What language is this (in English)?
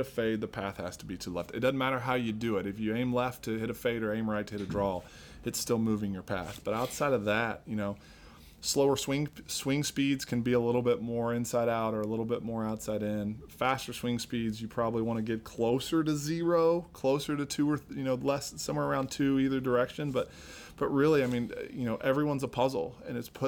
English